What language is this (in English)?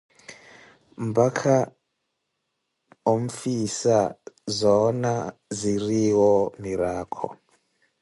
Koti